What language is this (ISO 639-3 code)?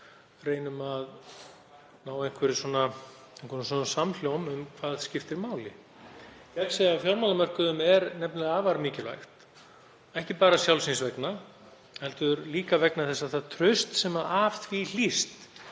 isl